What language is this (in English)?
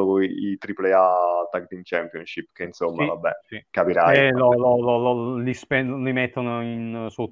Italian